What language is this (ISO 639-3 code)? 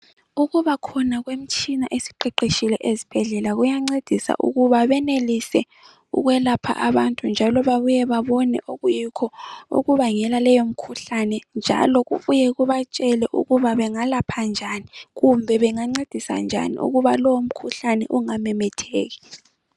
nde